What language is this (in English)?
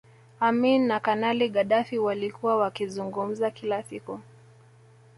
Swahili